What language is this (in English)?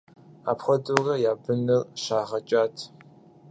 Kabardian